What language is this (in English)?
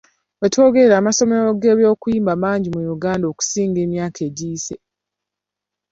Ganda